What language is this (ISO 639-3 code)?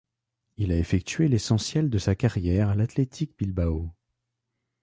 fra